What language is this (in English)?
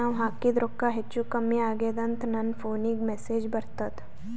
Kannada